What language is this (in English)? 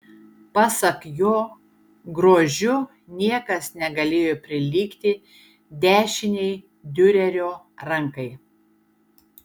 Lithuanian